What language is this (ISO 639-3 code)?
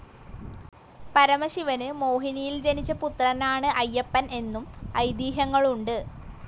mal